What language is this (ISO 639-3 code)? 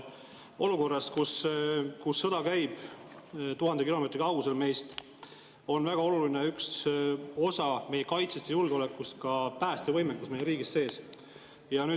est